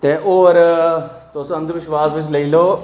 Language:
Dogri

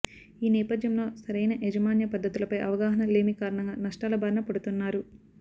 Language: Telugu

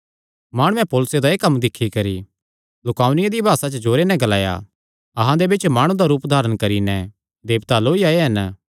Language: Kangri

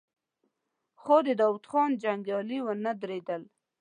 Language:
Pashto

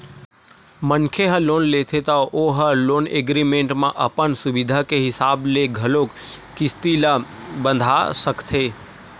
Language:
Chhattisgarhi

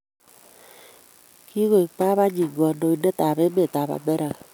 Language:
Kalenjin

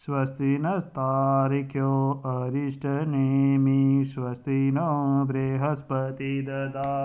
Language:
Dogri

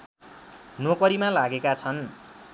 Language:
Nepali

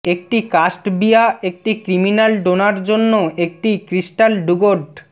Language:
Bangla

